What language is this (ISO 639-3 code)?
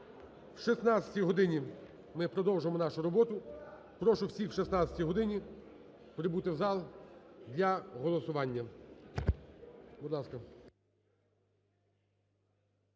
ukr